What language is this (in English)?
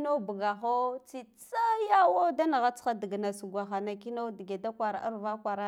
Guduf-Gava